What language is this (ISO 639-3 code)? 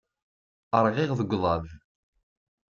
kab